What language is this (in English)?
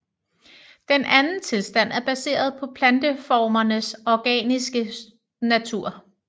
Danish